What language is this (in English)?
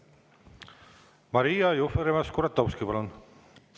Estonian